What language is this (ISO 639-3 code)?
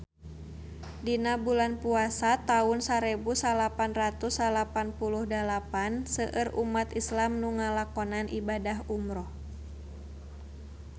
sun